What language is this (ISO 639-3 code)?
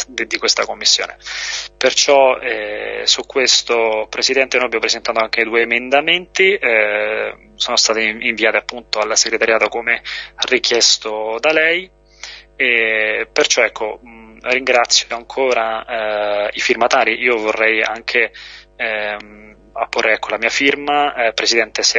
ita